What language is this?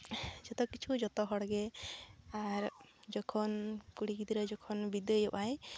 Santali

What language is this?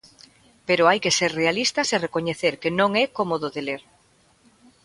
Galician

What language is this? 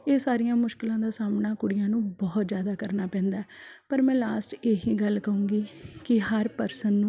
Punjabi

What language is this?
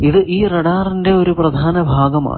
Malayalam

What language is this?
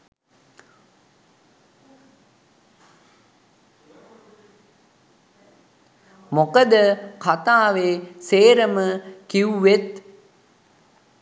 Sinhala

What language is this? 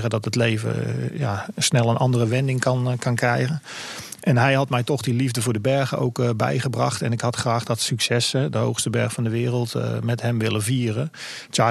Dutch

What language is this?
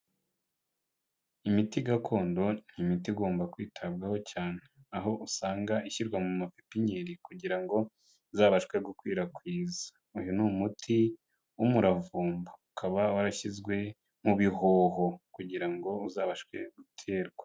Kinyarwanda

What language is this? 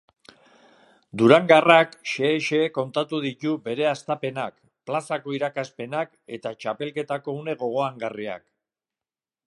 Basque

